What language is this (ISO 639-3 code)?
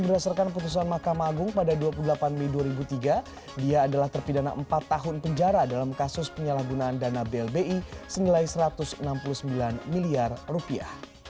ind